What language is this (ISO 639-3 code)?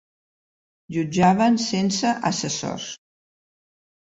cat